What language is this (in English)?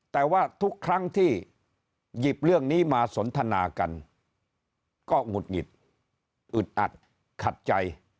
Thai